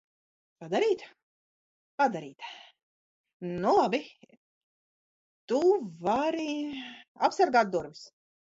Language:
Latvian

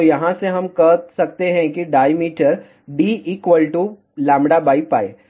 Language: Hindi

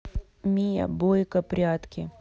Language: Russian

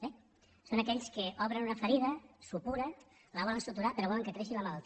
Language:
Catalan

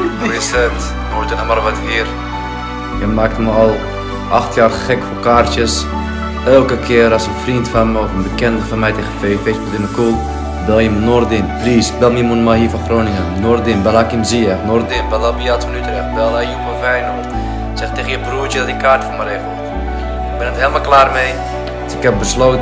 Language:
Dutch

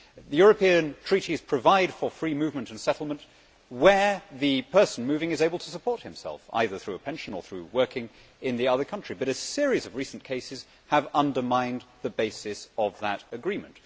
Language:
English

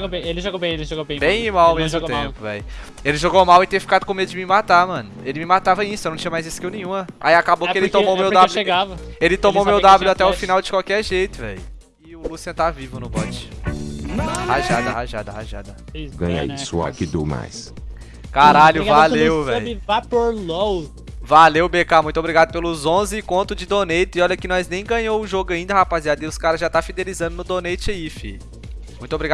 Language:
Portuguese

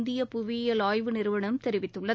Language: Tamil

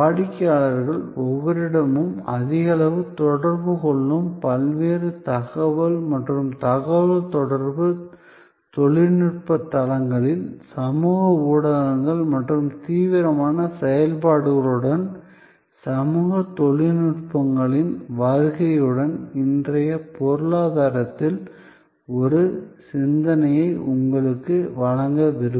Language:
Tamil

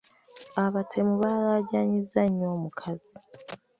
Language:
Ganda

